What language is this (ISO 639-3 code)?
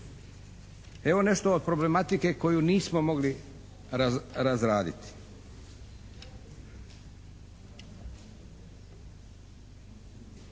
hrv